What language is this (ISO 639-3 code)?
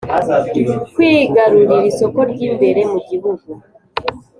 kin